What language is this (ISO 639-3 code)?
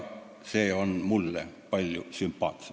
est